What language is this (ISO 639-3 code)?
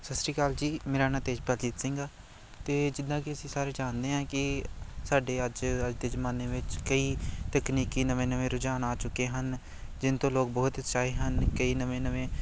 pan